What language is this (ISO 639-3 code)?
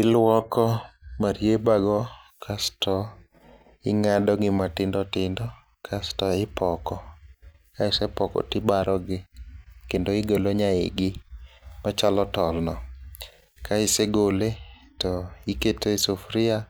luo